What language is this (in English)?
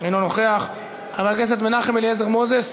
Hebrew